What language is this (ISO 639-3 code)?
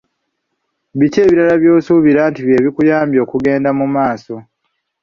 lug